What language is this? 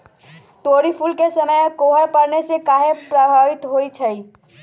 Magahi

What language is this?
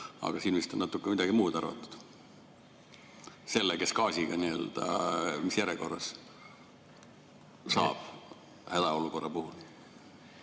Estonian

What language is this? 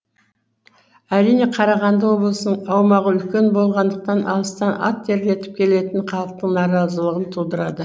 Kazakh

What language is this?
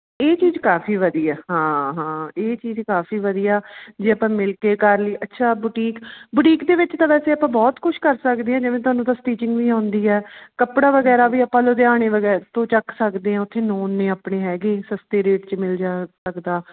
Punjabi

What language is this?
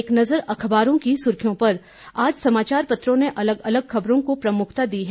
Hindi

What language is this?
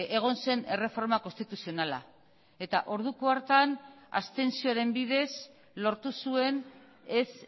Basque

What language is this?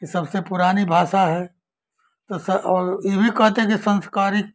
Hindi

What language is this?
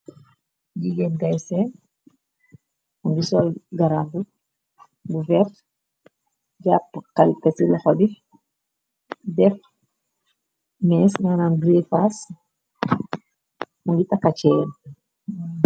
Wolof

